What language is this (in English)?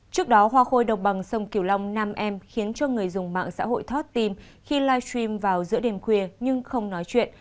Vietnamese